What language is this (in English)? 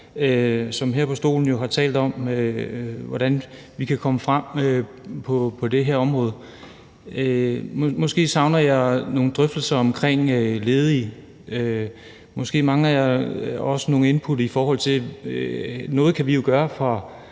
Danish